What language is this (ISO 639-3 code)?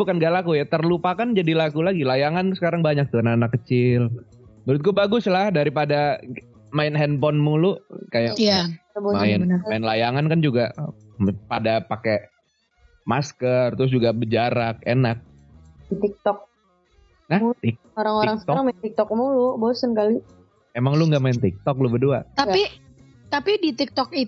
ind